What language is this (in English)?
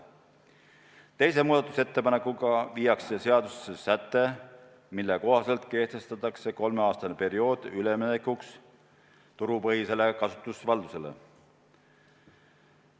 Estonian